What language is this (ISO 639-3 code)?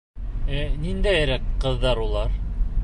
bak